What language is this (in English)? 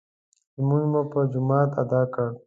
Pashto